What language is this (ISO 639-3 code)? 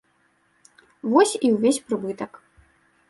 bel